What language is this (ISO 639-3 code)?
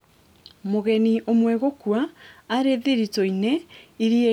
kik